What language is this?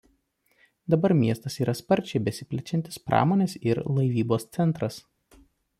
Lithuanian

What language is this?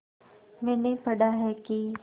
Hindi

